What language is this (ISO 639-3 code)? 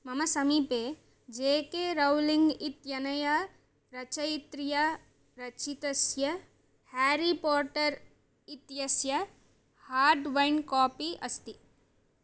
san